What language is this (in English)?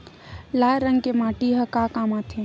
Chhattisgarhi